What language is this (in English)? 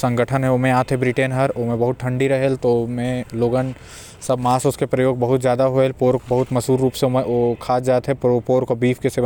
Korwa